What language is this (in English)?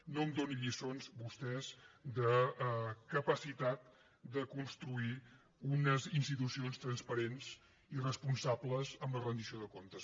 Catalan